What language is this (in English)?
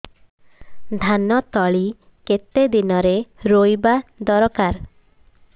Odia